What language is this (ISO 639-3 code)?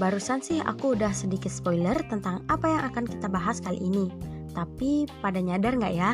ind